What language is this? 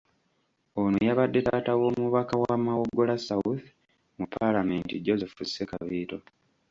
Ganda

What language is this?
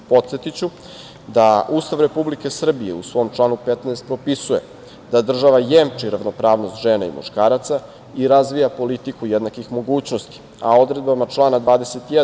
Serbian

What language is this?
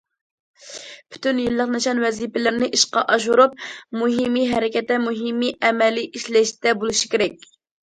Uyghur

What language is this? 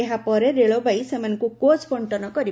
Odia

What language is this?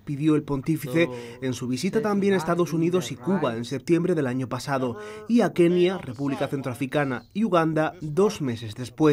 Spanish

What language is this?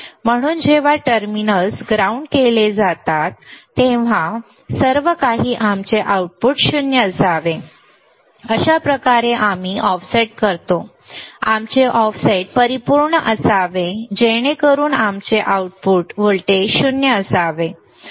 Marathi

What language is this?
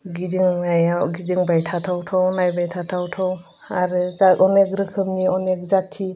Bodo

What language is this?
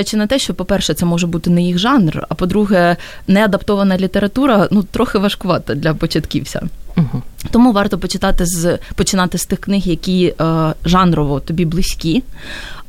Ukrainian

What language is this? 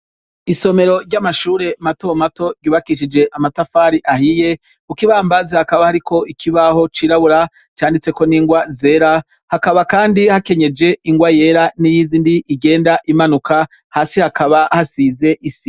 Rundi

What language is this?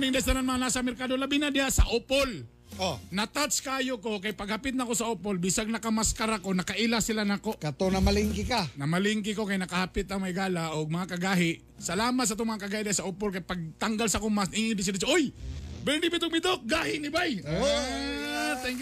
Filipino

